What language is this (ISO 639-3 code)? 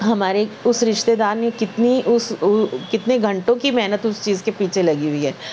urd